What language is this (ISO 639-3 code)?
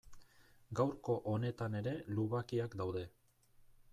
eus